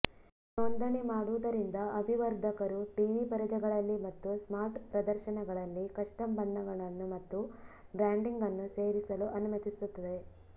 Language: Kannada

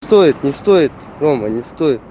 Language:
Russian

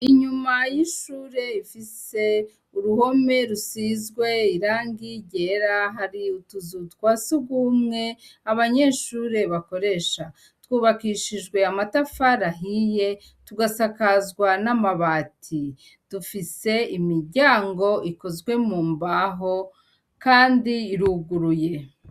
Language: Rundi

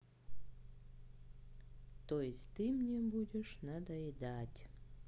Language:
Russian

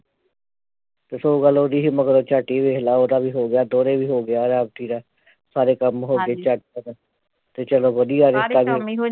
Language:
Punjabi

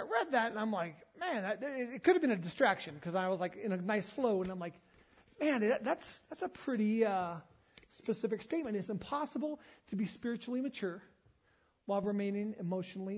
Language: English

